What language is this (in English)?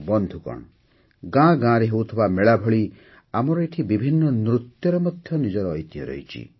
Odia